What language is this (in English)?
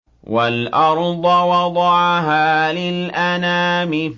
Arabic